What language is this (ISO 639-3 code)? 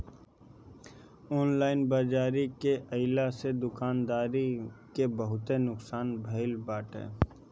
bho